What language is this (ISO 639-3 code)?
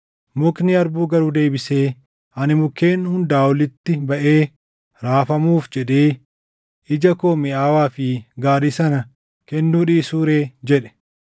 orm